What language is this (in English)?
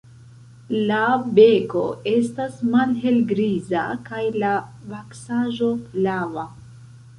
Esperanto